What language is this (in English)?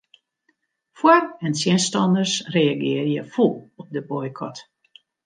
Western Frisian